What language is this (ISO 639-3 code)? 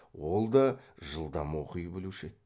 kaz